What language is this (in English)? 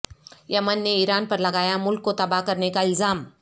Urdu